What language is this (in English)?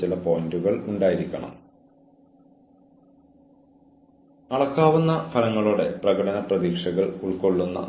Malayalam